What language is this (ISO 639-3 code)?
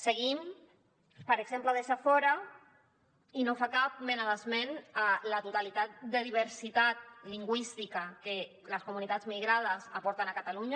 cat